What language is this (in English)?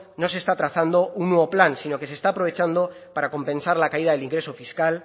Spanish